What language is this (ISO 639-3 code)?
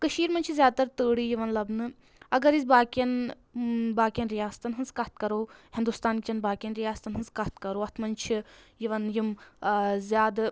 kas